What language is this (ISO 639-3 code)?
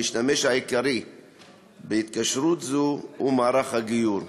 heb